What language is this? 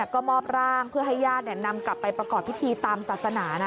Thai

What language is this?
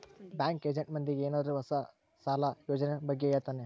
Kannada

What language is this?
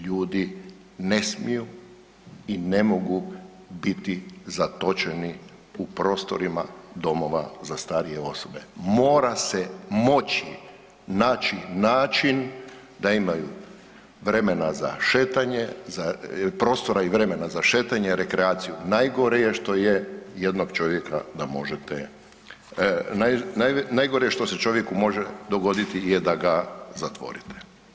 Croatian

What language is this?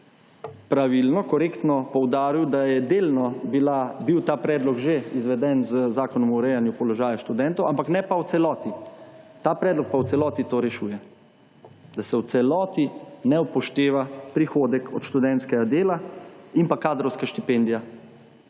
Slovenian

